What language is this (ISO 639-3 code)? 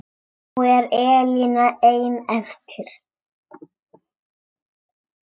isl